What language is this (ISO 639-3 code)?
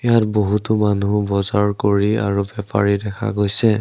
asm